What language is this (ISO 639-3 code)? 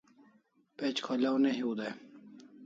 kls